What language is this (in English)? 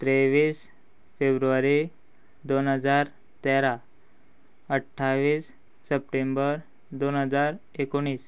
Konkani